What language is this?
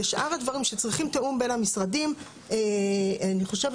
Hebrew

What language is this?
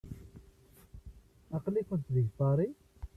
Kabyle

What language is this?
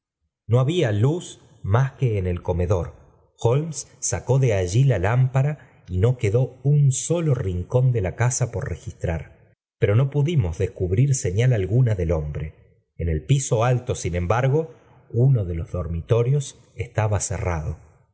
Spanish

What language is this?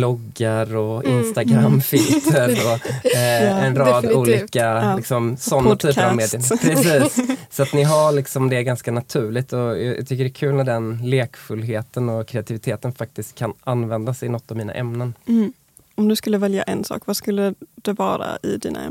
Swedish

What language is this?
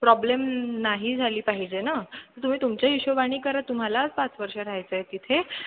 Marathi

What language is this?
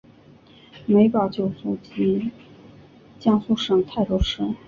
Chinese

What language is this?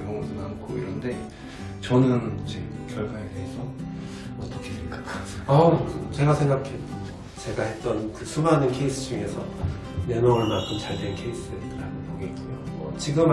Korean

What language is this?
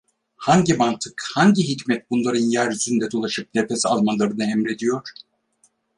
Turkish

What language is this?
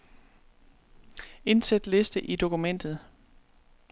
Danish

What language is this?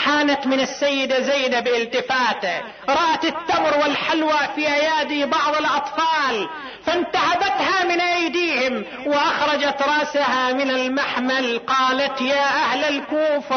Arabic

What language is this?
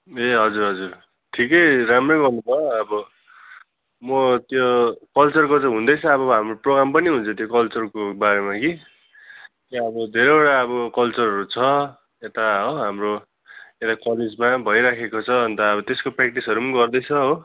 Nepali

